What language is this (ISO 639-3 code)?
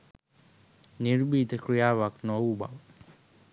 sin